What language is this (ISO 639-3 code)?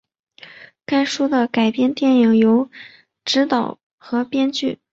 zho